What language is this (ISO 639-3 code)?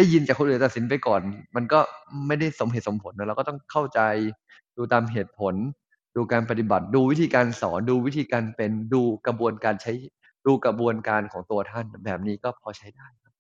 tha